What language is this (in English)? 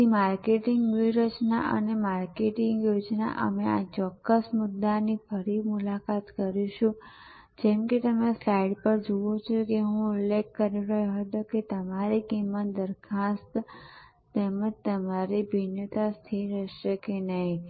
Gujarati